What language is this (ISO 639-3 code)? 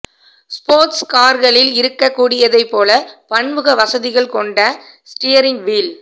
tam